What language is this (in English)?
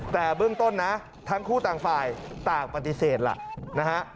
Thai